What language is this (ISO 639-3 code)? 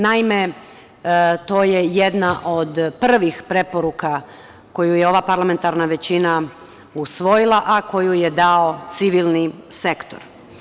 srp